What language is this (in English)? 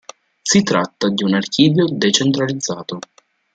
Italian